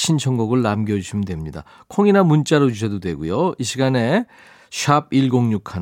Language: Korean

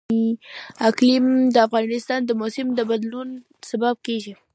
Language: Pashto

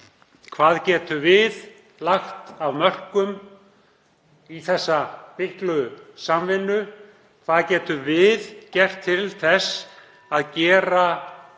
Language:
Icelandic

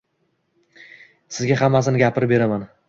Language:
Uzbek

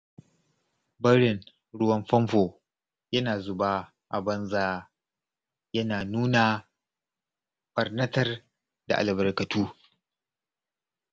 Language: Hausa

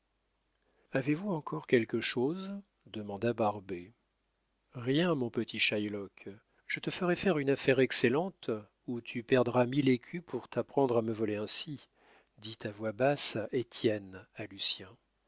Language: French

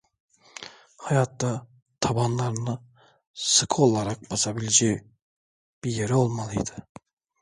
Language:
Turkish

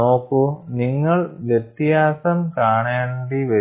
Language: Malayalam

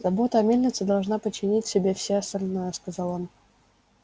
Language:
Russian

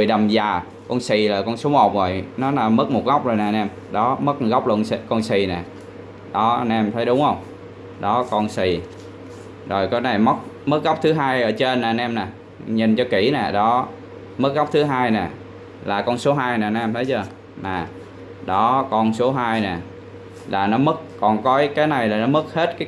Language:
Vietnamese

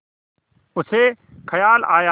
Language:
Hindi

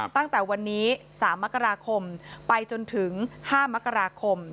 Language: Thai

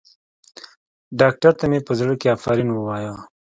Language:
Pashto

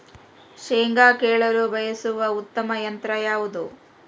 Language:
Kannada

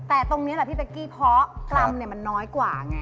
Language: Thai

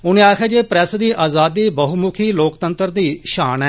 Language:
Dogri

